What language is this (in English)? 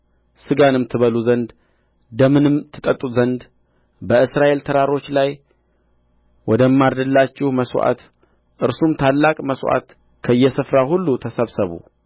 Amharic